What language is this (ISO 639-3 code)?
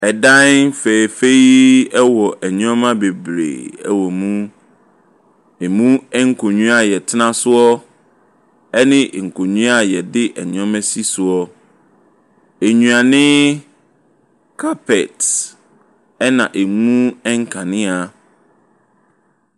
aka